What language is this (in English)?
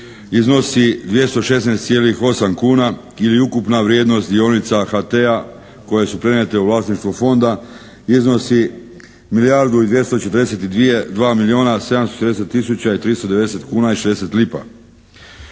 Croatian